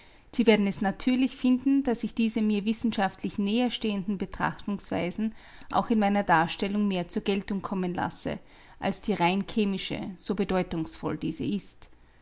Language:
German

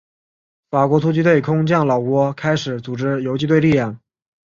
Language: Chinese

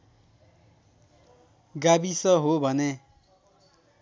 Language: Nepali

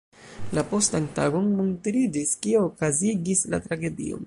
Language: Esperanto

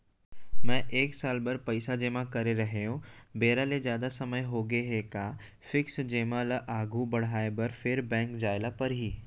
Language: Chhattisgarhi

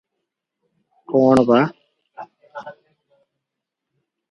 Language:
Odia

